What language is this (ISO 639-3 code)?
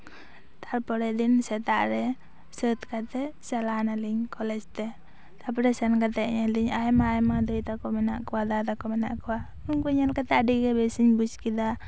sat